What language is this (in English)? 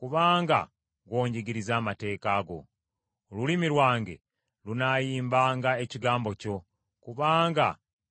Ganda